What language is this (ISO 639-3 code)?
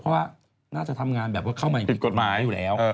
tha